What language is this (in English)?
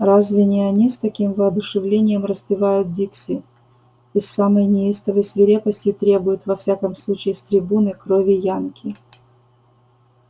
Russian